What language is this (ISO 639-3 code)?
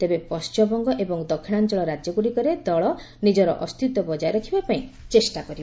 ori